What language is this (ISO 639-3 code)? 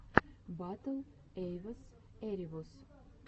rus